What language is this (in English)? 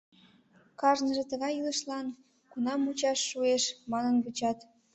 Mari